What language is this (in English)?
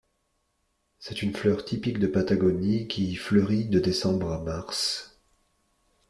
French